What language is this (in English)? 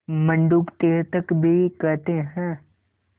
Hindi